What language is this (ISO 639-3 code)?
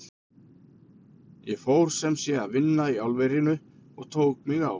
isl